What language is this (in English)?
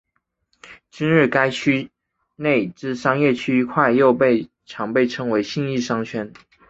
Chinese